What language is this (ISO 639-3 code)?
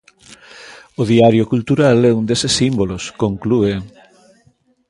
glg